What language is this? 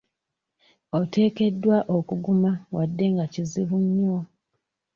Ganda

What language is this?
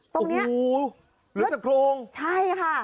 Thai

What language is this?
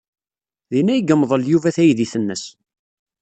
Kabyle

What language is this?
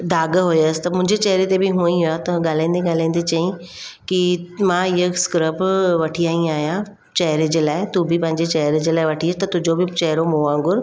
Sindhi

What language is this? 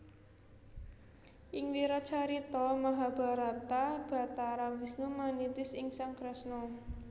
Javanese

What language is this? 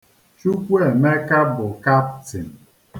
Igbo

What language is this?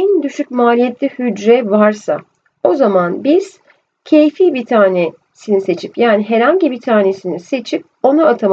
Turkish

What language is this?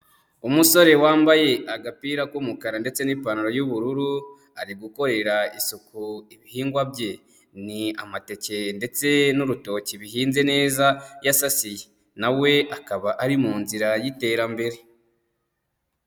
Kinyarwanda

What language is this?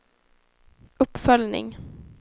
Swedish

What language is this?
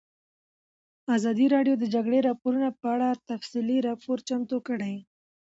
Pashto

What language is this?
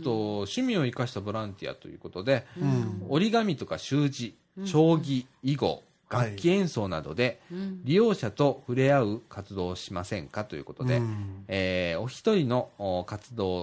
Japanese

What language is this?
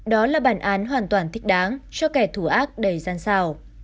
Vietnamese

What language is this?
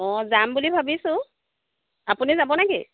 Assamese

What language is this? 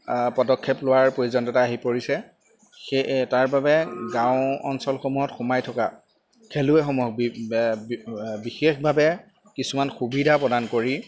Assamese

